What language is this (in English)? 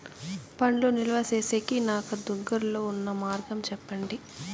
Telugu